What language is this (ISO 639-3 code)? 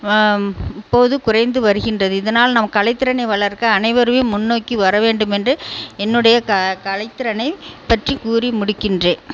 tam